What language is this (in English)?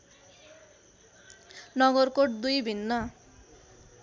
Nepali